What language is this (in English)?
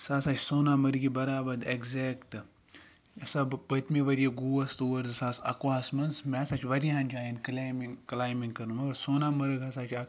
Kashmiri